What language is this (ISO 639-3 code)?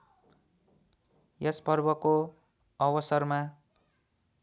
nep